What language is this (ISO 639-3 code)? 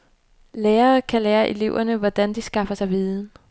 dan